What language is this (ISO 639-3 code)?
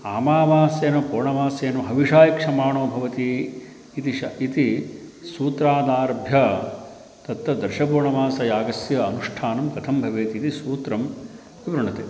san